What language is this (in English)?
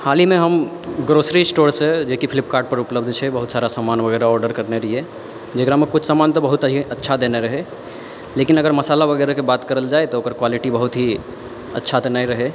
Maithili